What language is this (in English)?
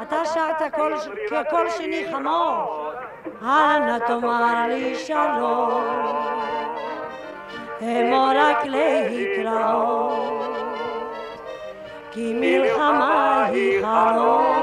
Hebrew